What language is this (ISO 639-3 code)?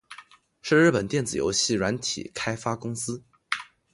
zho